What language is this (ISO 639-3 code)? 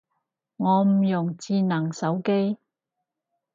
yue